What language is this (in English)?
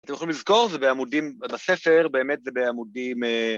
Hebrew